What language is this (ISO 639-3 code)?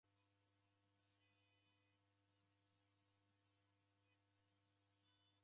dav